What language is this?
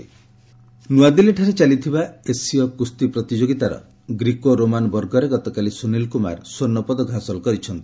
Odia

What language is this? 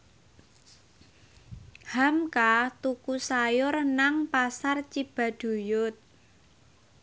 Javanese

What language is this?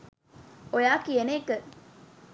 Sinhala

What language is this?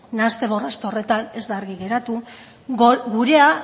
Basque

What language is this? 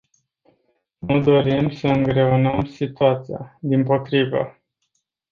Romanian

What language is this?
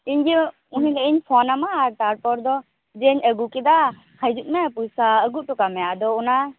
Santali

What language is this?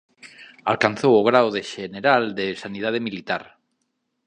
Galician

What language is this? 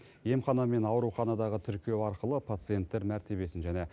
Kazakh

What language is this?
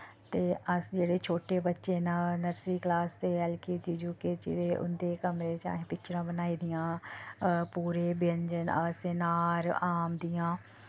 Dogri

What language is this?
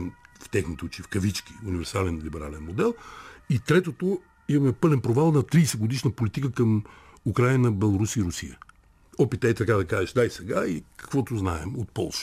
Bulgarian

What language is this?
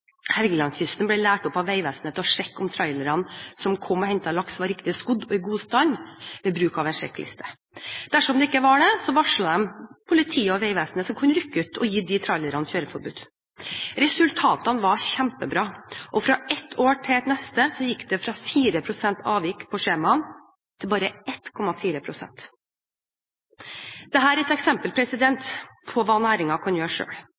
Norwegian Bokmål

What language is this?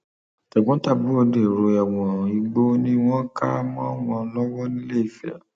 Yoruba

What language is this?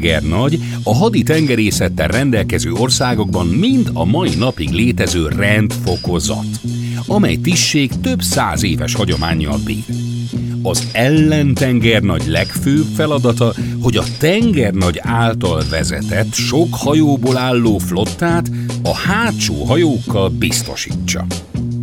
Hungarian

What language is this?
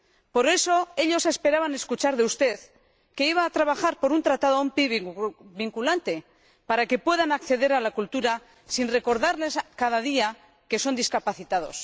Spanish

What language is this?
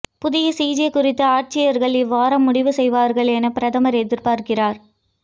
Tamil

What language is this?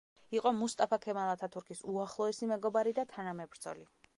Georgian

